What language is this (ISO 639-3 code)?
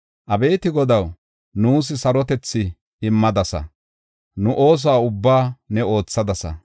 gof